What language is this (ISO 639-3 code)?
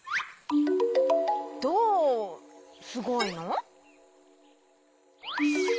jpn